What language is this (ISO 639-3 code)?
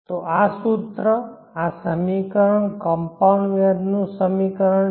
guj